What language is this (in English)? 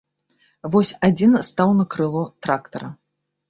Belarusian